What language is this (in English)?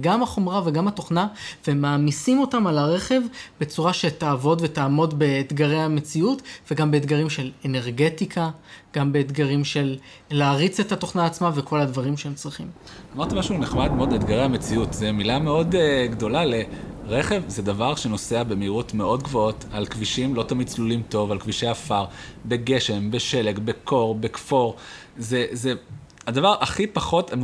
Hebrew